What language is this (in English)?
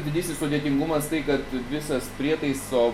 Lithuanian